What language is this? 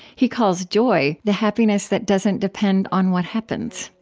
English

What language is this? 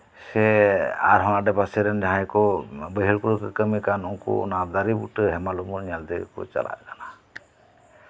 Santali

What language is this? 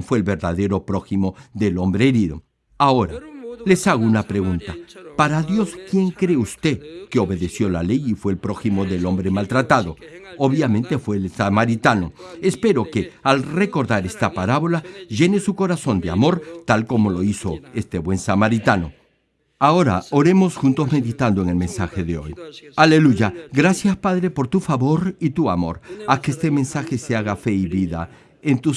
Spanish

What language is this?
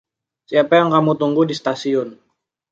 Indonesian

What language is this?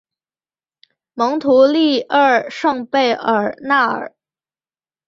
Chinese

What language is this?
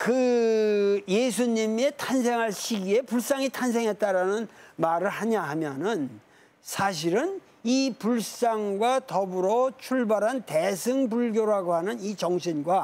Korean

